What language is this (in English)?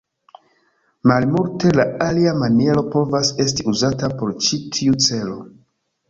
Esperanto